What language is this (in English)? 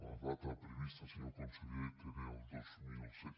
Catalan